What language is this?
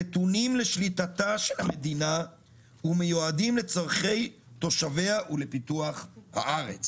Hebrew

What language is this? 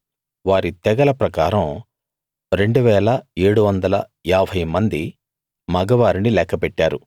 Telugu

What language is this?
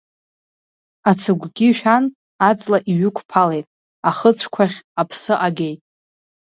Abkhazian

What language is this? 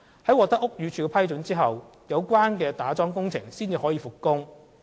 Cantonese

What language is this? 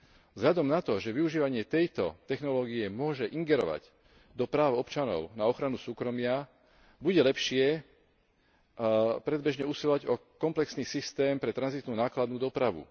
Slovak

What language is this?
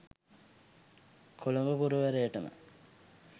Sinhala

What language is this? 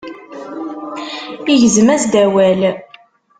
Kabyle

